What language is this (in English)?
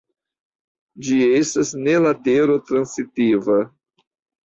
Esperanto